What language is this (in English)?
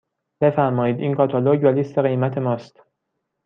Persian